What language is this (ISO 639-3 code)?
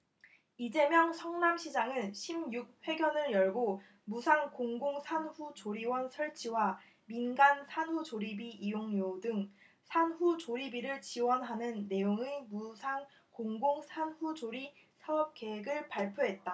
kor